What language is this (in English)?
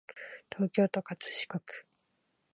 Japanese